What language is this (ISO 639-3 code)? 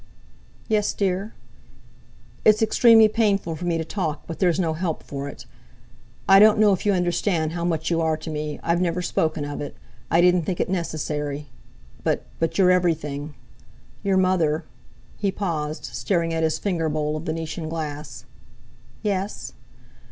eng